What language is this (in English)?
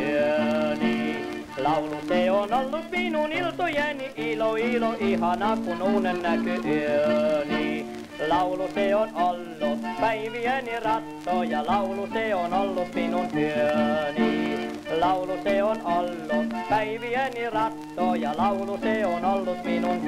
Finnish